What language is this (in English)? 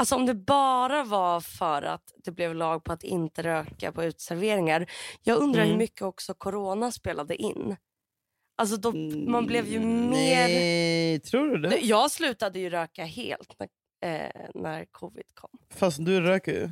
Swedish